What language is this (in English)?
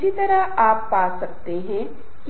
Hindi